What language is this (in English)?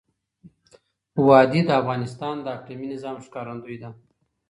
Pashto